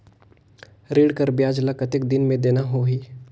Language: Chhattisgarhi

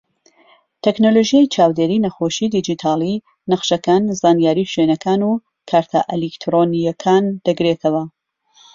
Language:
Central Kurdish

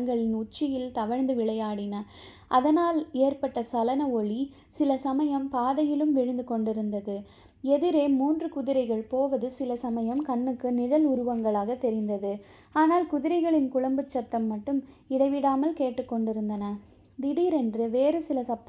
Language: Tamil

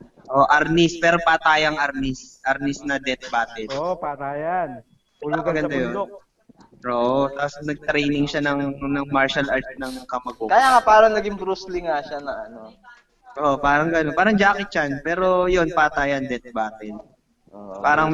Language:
Filipino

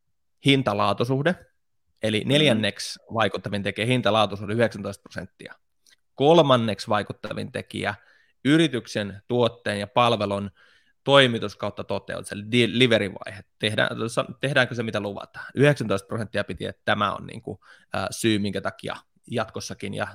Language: Finnish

